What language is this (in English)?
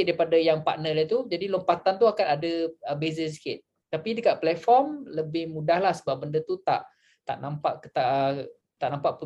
Malay